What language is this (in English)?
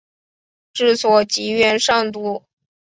Chinese